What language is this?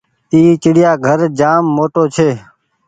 Goaria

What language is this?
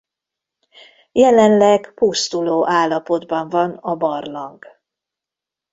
Hungarian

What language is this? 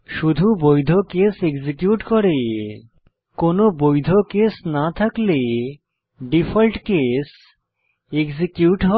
Bangla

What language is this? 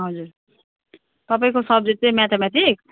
Nepali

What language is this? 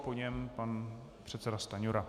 Czech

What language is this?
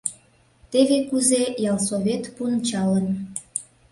Mari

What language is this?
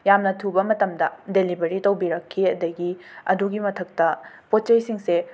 Manipuri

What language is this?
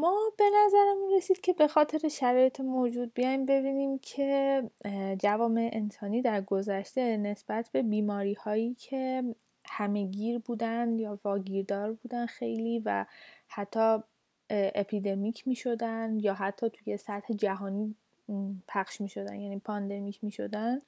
Persian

